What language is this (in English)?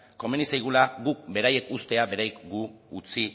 Basque